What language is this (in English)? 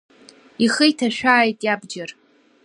Abkhazian